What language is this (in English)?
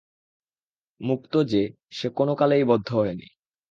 Bangla